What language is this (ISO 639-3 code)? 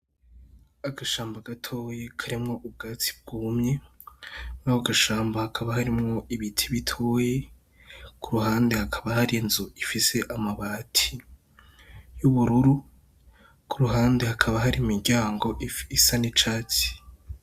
run